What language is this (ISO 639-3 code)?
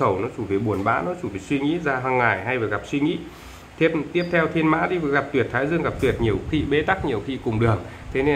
vie